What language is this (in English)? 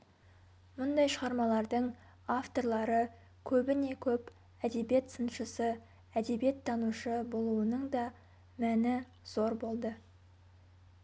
Kazakh